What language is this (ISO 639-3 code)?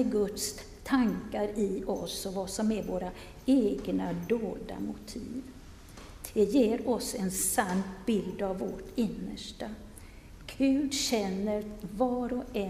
swe